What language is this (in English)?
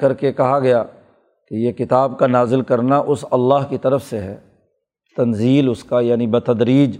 Urdu